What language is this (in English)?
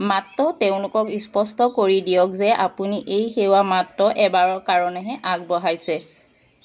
Assamese